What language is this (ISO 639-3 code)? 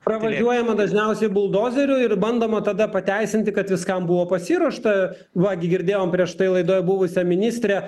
lit